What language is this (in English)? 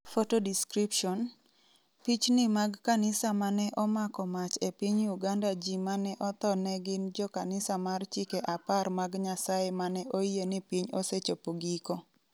Luo (Kenya and Tanzania)